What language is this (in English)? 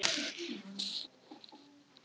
Icelandic